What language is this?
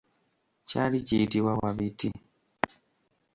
Ganda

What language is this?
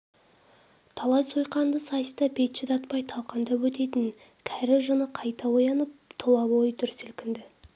Kazakh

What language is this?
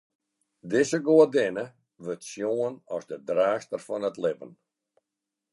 Western Frisian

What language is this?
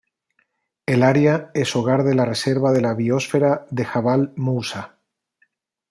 Spanish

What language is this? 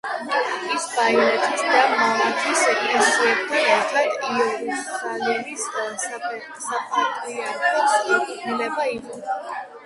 Georgian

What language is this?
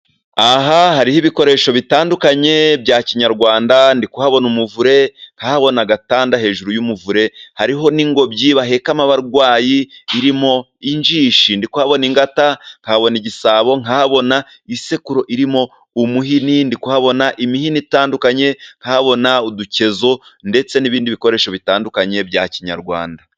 Kinyarwanda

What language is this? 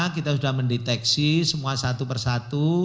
Indonesian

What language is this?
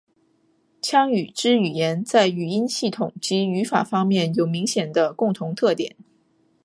Chinese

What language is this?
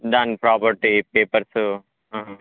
Telugu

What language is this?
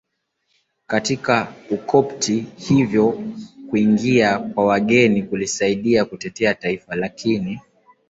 Swahili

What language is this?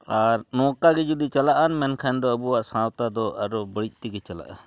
Santali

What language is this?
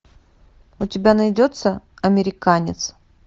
Russian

